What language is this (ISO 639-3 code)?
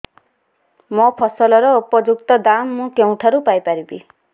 ori